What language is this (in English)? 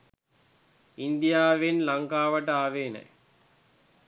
Sinhala